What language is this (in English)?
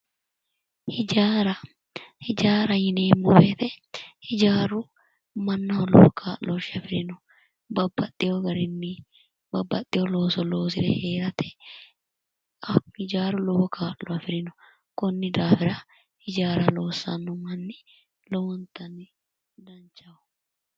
Sidamo